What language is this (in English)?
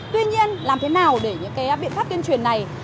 Vietnamese